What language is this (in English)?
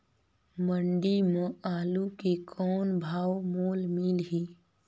Chhattisgarhi